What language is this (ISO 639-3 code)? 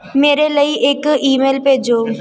pan